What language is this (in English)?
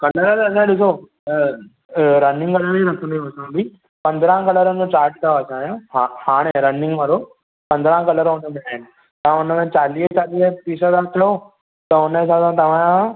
Sindhi